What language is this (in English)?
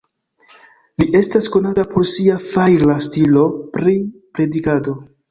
Esperanto